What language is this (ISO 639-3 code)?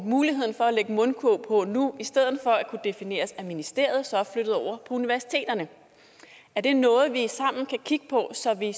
dan